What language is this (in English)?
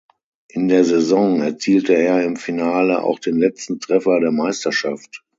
German